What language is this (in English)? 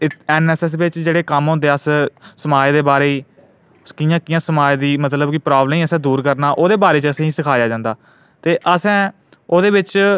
Dogri